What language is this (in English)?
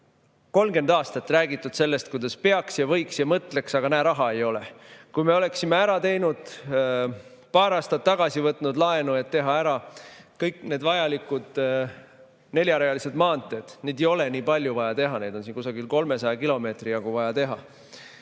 Estonian